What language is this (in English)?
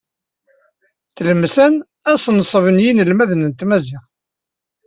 Kabyle